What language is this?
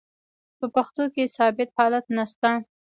Pashto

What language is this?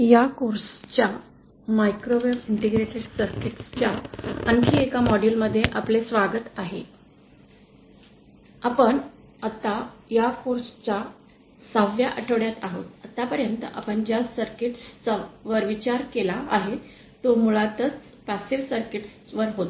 Marathi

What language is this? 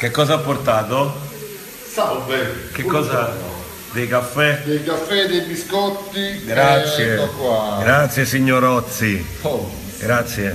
Italian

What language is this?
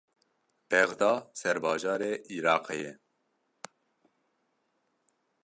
Kurdish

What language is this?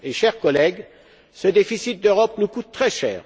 French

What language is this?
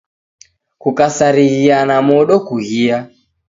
Taita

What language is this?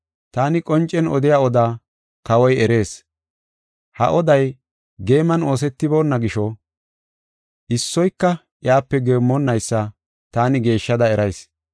Gofa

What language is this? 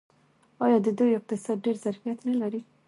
Pashto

